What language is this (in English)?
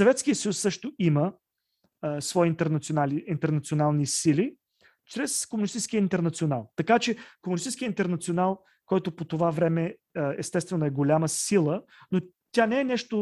Bulgarian